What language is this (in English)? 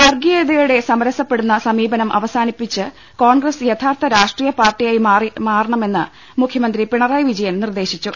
Malayalam